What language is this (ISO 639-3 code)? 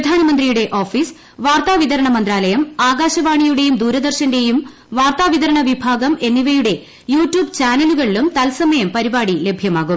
mal